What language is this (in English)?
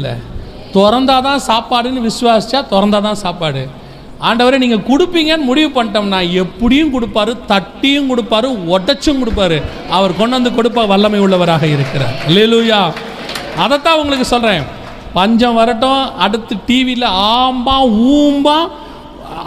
Tamil